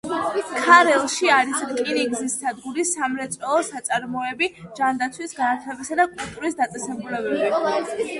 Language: Georgian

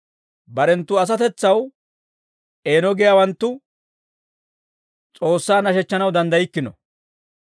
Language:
Dawro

